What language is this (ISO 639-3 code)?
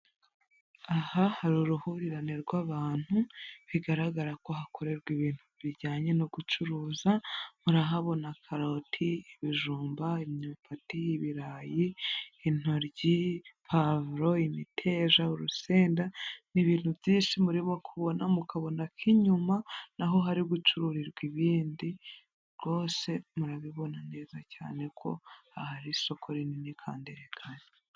kin